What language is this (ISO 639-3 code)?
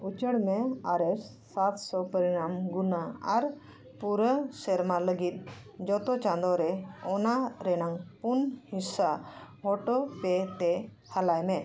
sat